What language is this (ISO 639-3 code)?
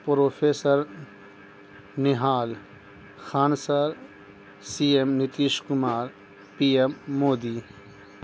urd